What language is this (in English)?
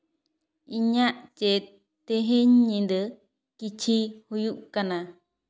Santali